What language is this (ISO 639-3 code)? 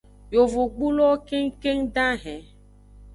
ajg